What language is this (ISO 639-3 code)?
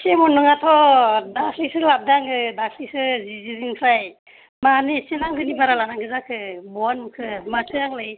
brx